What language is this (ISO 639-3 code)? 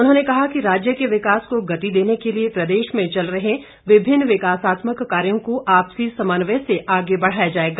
hin